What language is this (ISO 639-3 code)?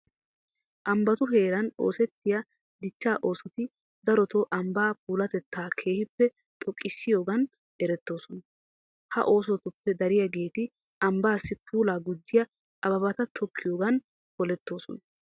wal